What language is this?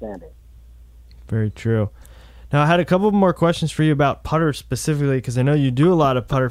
English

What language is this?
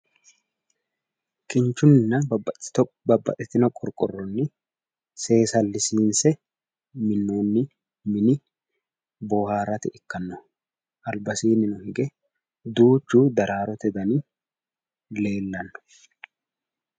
Sidamo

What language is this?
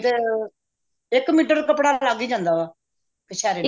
Punjabi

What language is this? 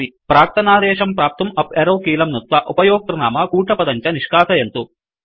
Sanskrit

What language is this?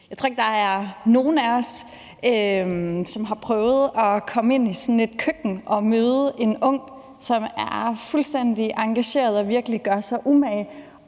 Danish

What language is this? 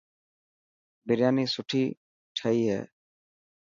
Dhatki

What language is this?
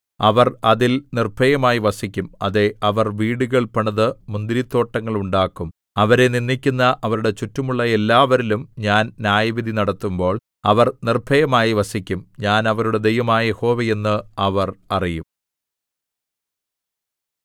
Malayalam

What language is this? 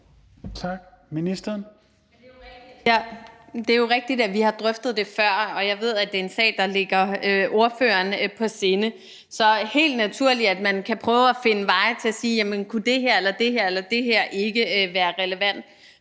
Danish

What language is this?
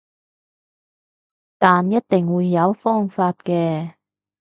Cantonese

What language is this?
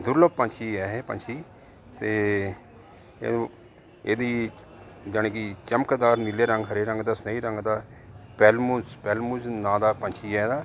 Punjabi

